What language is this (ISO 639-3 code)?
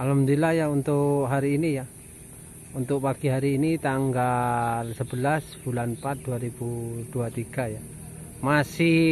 ind